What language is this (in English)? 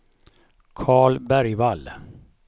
Swedish